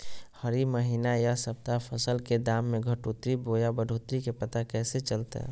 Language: Magahi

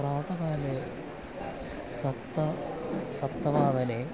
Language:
Sanskrit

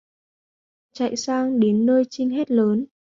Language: Vietnamese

